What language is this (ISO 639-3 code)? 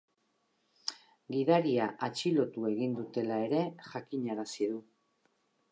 eus